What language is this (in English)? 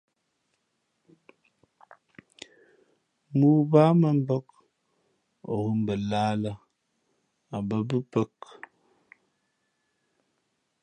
Fe'fe'